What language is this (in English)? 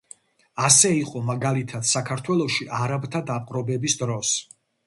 Georgian